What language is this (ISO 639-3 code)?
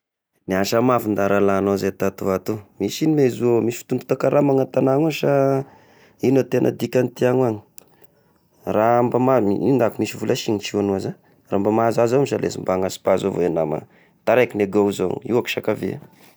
tkg